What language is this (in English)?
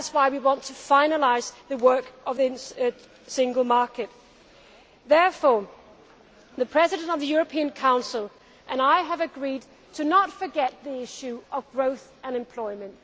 English